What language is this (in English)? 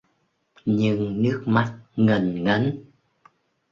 Vietnamese